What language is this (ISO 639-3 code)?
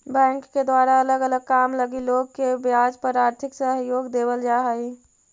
mag